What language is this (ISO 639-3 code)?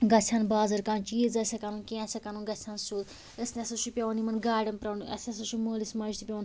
kas